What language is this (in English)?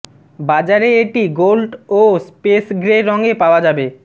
Bangla